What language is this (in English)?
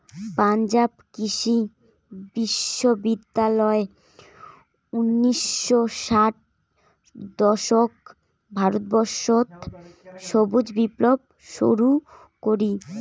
Bangla